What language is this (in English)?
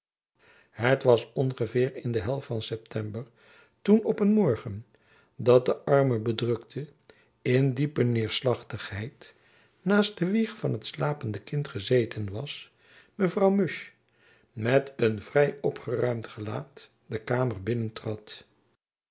Dutch